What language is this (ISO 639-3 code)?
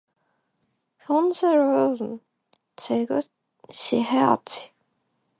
kor